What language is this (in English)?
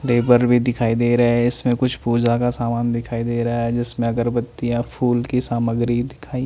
Hindi